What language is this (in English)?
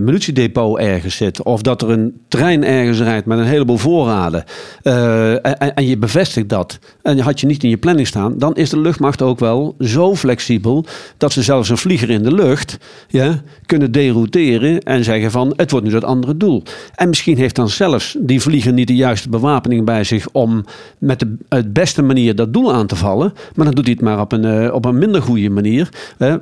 Dutch